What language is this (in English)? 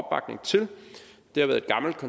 Danish